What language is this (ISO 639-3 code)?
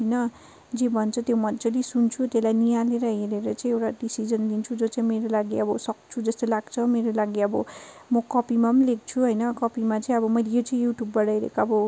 nep